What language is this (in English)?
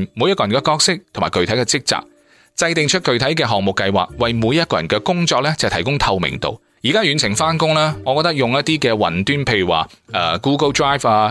Chinese